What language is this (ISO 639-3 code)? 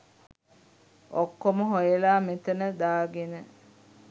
sin